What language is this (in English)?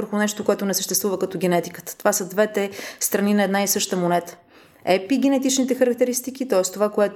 Bulgarian